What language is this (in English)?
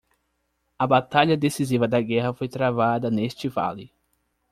Portuguese